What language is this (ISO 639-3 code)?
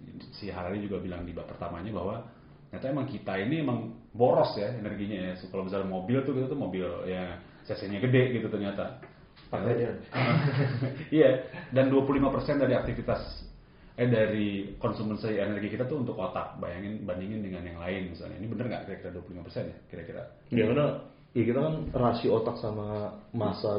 ind